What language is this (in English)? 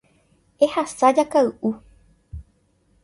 Guarani